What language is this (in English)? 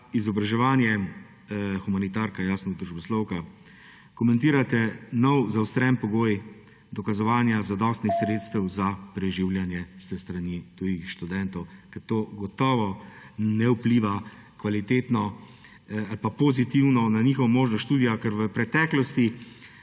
Slovenian